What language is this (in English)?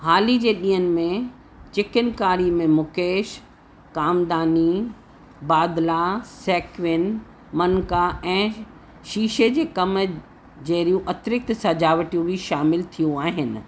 Sindhi